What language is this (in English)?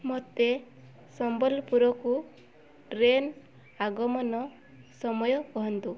Odia